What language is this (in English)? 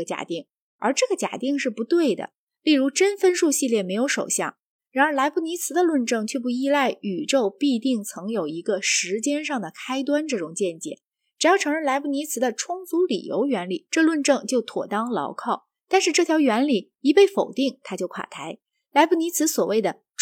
Chinese